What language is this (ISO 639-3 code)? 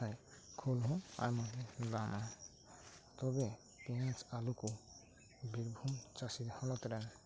sat